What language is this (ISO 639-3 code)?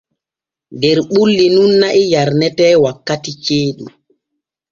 fue